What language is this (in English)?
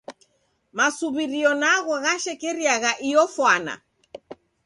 Taita